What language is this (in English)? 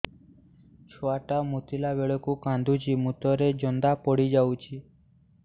Odia